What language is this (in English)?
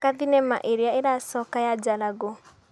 Kikuyu